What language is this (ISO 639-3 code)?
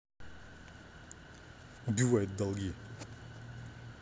rus